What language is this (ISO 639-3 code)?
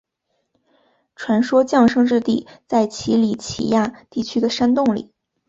zho